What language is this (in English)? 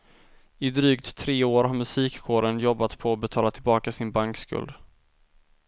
Swedish